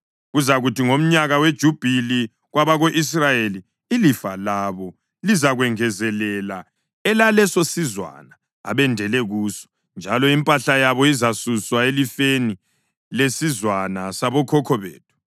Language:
North Ndebele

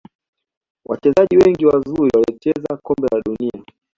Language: Swahili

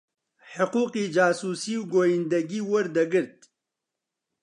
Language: Central Kurdish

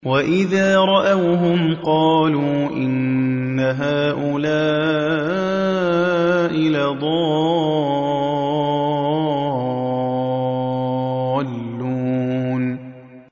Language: Arabic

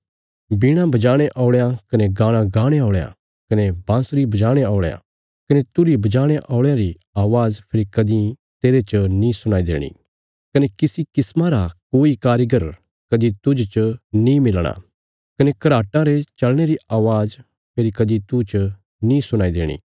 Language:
Bilaspuri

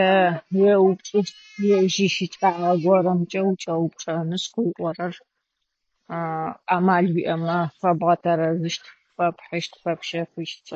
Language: Adyghe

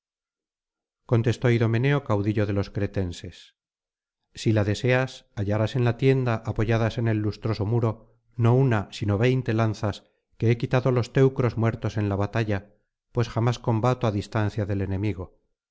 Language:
Spanish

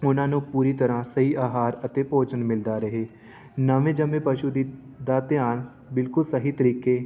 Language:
Punjabi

